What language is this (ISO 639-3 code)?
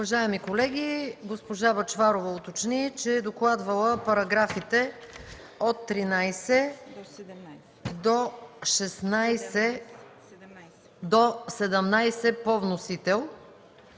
bul